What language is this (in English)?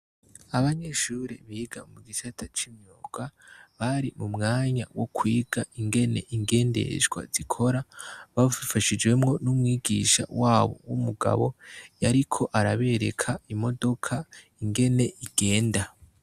Rundi